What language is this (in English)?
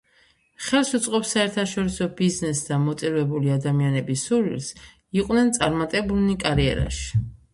Georgian